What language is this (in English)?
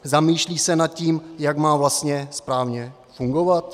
Czech